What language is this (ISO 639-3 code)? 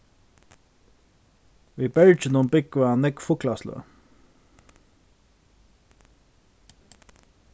fao